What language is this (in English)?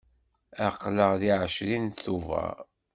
Kabyle